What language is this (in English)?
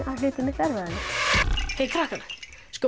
Icelandic